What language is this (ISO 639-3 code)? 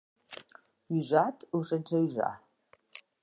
oci